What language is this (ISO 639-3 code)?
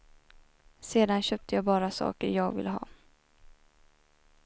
swe